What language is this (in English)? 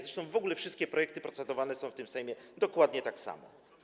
Polish